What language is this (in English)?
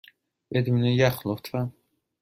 Persian